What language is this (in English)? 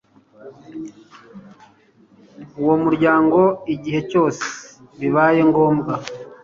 Kinyarwanda